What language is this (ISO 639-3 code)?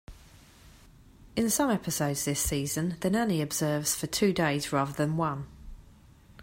eng